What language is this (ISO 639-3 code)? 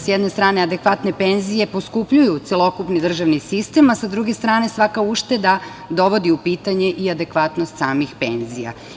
srp